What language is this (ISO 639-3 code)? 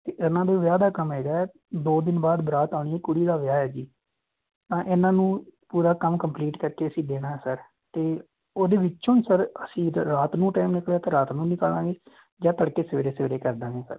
pan